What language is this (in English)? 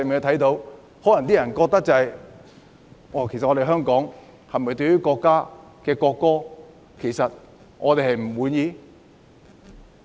Cantonese